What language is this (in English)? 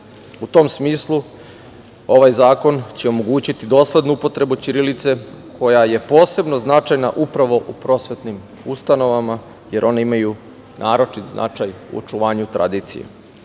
Serbian